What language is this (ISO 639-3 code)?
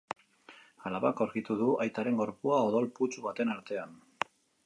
eus